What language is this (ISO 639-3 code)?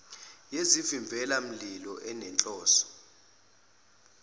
zul